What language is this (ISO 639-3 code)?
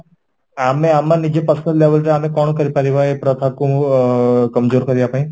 ori